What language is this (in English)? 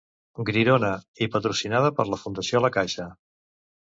Catalan